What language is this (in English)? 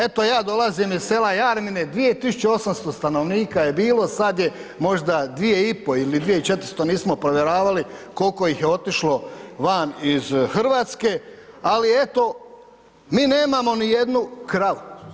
Croatian